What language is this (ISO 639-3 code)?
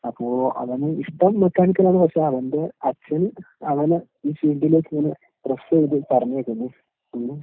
mal